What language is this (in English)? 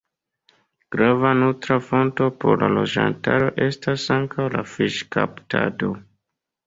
Esperanto